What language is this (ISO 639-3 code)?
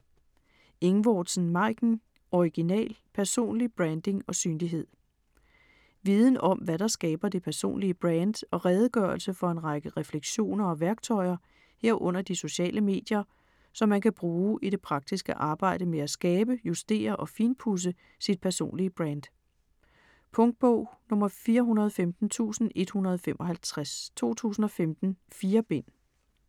dan